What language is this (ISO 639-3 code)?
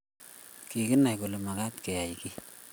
kln